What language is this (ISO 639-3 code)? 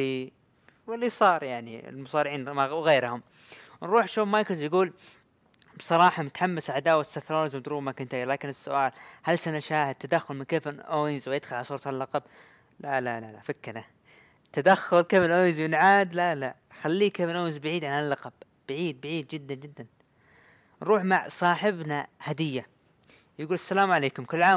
ara